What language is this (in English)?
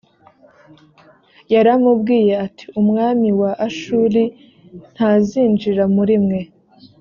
Kinyarwanda